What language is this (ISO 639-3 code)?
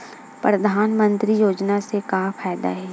hne